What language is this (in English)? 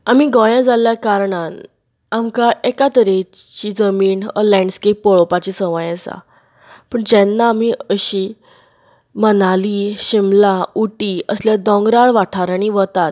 Konkani